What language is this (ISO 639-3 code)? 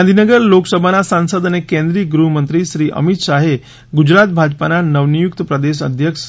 guj